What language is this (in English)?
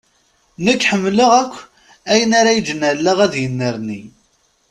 Kabyle